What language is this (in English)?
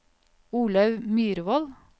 Norwegian